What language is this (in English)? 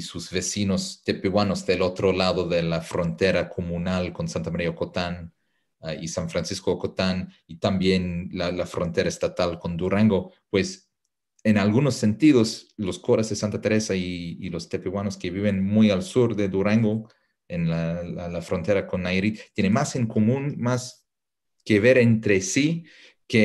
Spanish